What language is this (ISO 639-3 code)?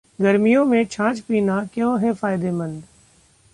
hin